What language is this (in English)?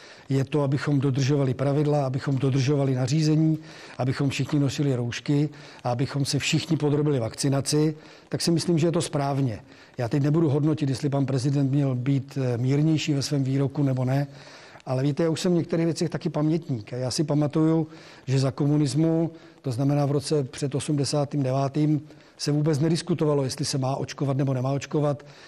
Czech